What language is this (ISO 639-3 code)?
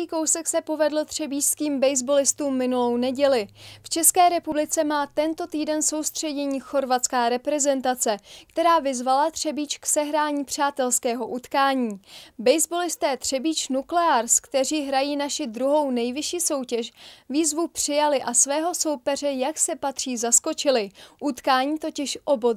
ces